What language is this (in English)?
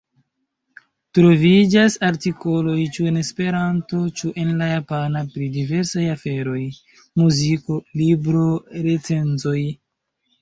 Esperanto